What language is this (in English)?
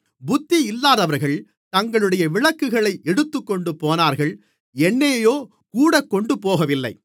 Tamil